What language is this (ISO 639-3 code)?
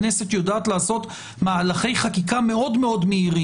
heb